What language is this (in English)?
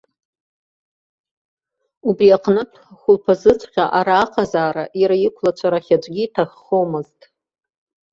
Abkhazian